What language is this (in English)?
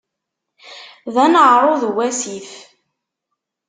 Kabyle